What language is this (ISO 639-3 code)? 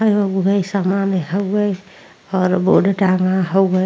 bho